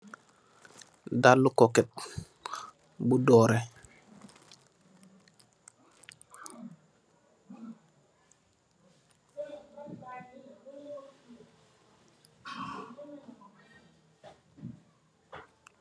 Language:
Wolof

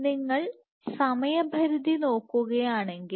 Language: Malayalam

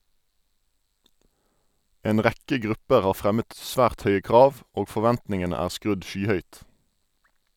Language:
Norwegian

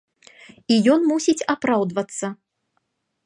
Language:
Belarusian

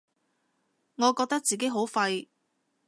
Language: Cantonese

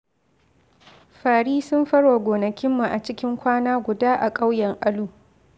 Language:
Hausa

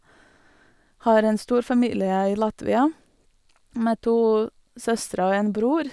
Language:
Norwegian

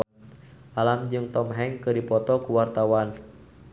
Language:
Sundanese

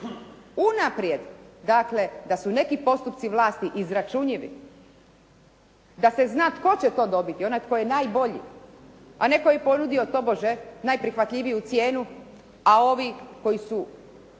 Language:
Croatian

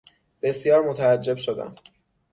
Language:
Persian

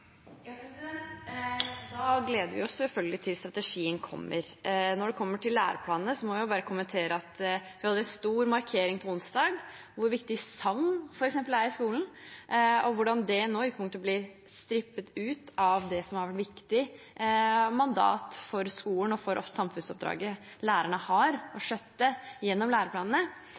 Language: Norwegian Bokmål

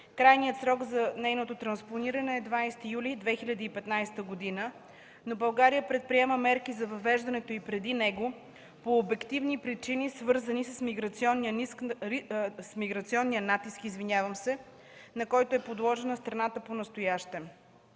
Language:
Bulgarian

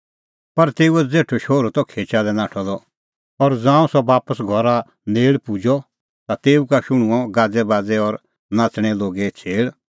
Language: Kullu Pahari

